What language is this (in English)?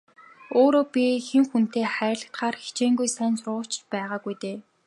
Mongolian